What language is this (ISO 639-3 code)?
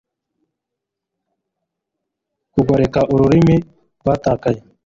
kin